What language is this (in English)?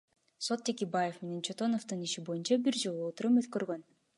Kyrgyz